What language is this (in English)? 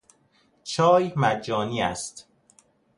Persian